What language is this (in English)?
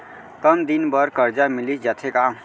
Chhattisgarhi